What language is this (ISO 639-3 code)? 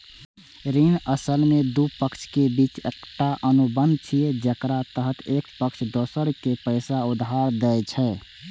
mai